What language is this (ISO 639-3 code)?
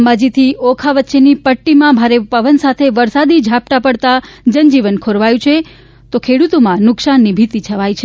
guj